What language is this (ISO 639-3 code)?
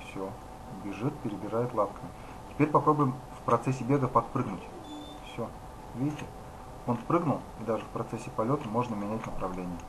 rus